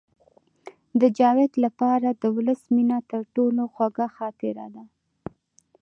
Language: Pashto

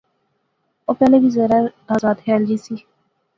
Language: Pahari-Potwari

